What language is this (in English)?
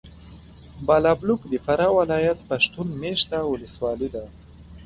Pashto